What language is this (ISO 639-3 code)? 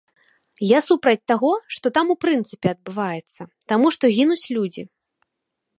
bel